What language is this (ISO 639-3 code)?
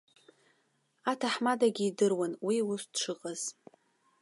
abk